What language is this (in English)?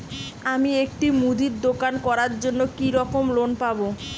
Bangla